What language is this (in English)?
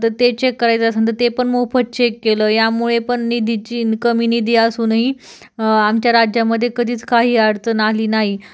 Marathi